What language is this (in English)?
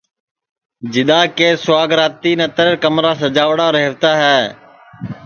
Sansi